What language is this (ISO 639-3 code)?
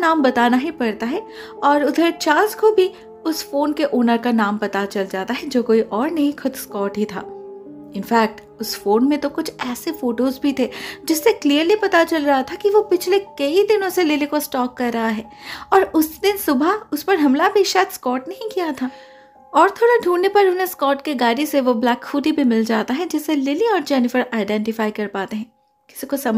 hin